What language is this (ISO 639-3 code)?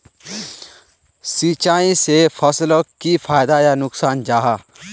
mag